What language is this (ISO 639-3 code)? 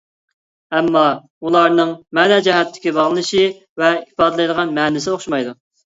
uig